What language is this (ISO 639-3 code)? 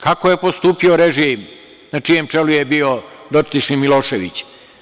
srp